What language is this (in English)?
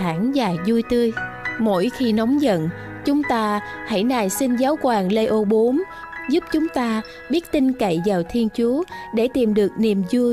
Vietnamese